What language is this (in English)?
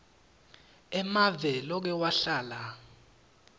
Swati